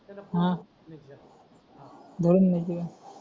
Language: Marathi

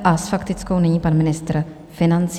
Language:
Czech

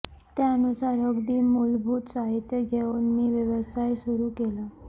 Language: Marathi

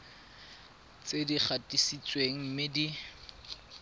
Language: Tswana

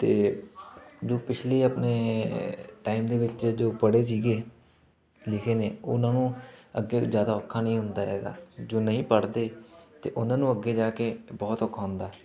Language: Punjabi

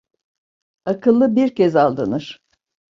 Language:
Turkish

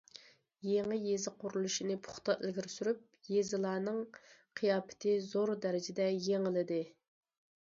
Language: Uyghur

